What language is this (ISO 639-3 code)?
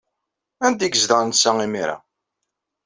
kab